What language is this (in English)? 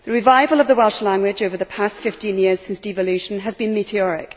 English